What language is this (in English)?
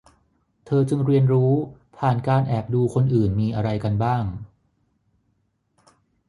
Thai